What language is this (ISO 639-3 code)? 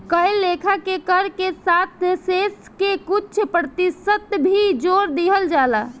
bho